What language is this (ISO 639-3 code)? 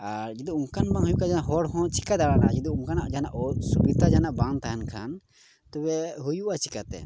sat